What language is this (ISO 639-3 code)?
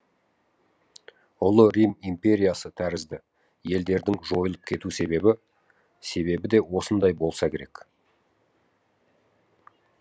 kaz